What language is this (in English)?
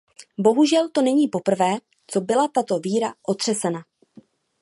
Czech